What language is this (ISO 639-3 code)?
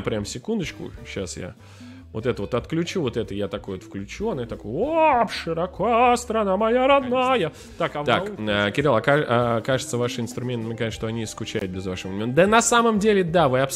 rus